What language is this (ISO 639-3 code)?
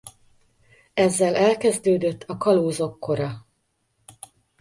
hun